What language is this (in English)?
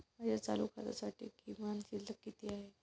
Marathi